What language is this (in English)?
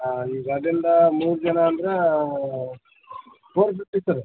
Kannada